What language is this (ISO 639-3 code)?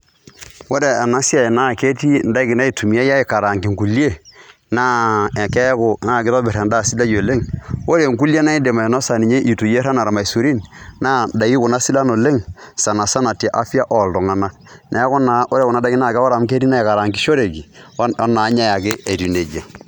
mas